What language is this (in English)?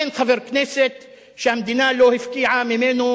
Hebrew